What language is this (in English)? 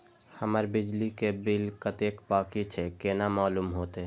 Maithili